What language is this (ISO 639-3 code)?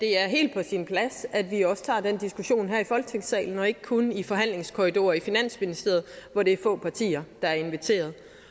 dan